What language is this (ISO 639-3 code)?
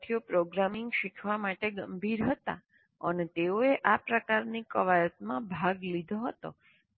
guj